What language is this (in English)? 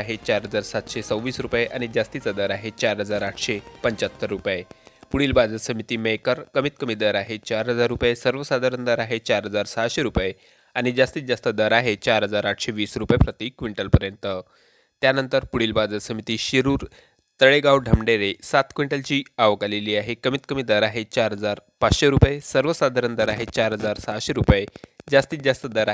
Romanian